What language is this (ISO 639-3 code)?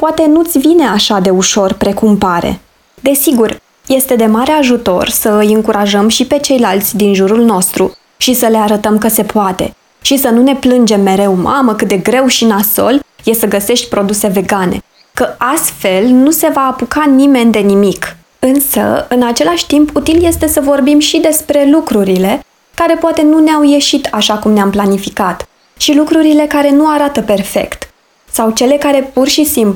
ron